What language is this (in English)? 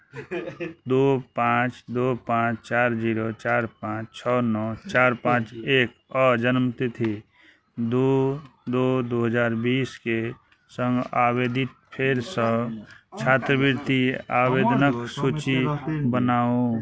Maithili